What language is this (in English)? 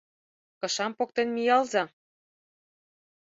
Mari